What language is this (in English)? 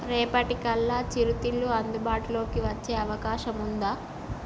Telugu